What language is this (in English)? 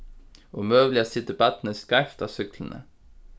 Faroese